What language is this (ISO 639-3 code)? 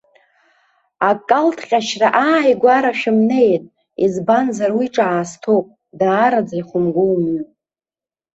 abk